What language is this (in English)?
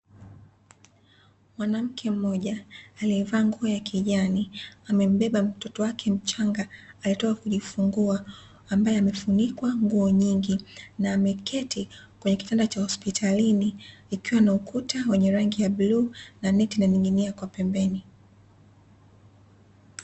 Swahili